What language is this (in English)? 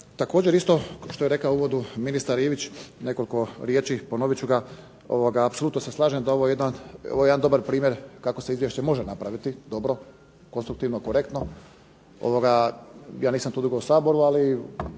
Croatian